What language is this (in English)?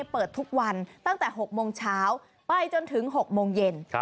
Thai